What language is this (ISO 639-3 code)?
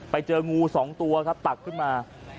tha